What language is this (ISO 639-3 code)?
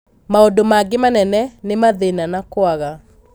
kik